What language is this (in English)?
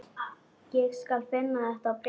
Icelandic